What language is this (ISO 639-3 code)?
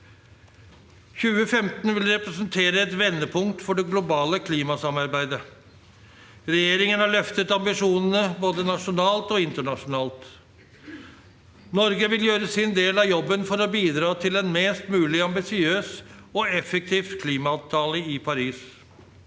nor